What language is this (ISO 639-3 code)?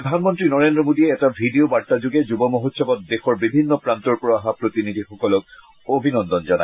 asm